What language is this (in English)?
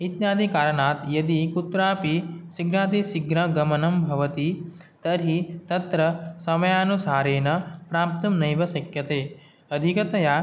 Sanskrit